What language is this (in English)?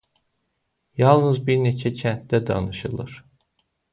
Azerbaijani